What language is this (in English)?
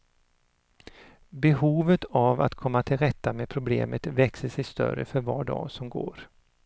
Swedish